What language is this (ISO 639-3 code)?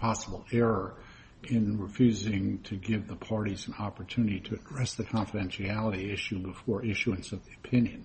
eng